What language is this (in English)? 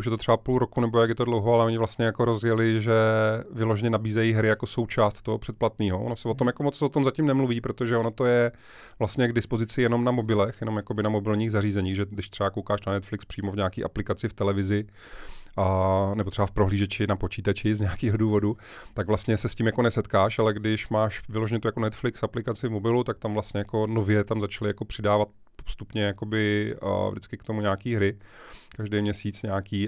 Czech